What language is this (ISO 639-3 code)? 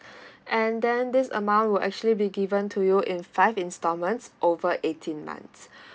eng